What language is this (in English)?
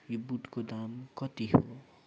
Nepali